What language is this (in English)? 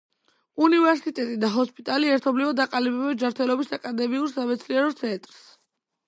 Georgian